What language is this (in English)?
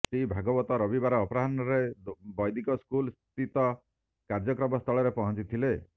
Odia